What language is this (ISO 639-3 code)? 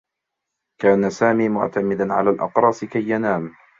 ara